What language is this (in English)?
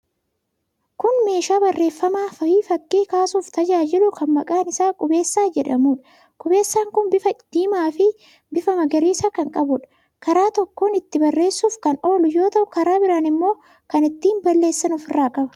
Oromo